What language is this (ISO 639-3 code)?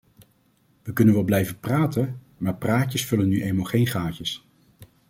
nld